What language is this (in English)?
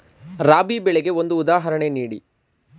Kannada